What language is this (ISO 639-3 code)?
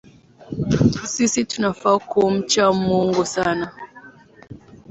swa